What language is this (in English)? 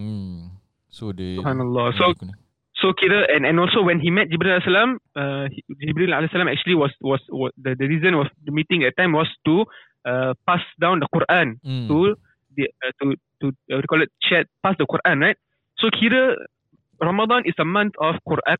Malay